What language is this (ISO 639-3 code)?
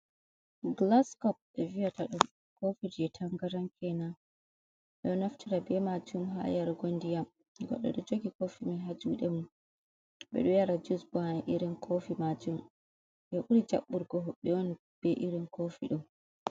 ful